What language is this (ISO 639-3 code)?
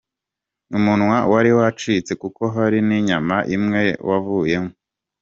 kin